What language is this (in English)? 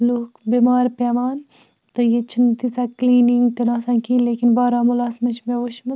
Kashmiri